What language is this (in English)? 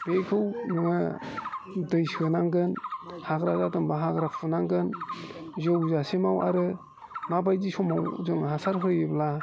Bodo